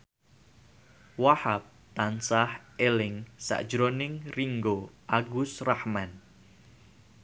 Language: Javanese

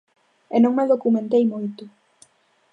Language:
Galician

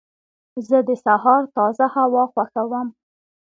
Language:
Pashto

